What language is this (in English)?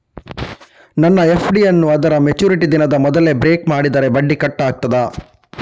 Kannada